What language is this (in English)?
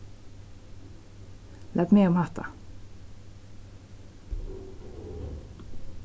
Faroese